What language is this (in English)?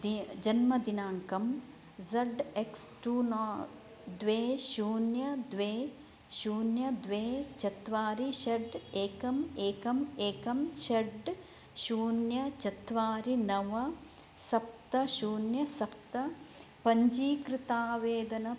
Sanskrit